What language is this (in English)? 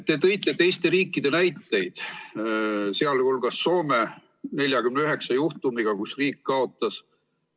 Estonian